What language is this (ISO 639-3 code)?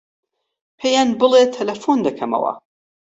ckb